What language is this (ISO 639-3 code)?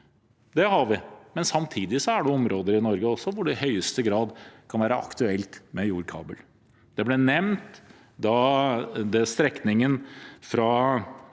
nor